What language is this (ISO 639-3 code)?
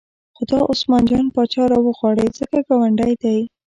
pus